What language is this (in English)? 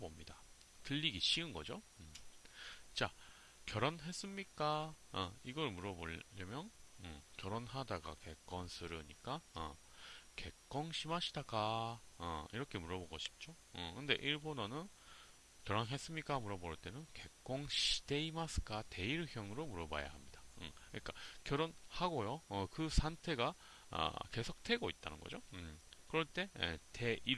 Korean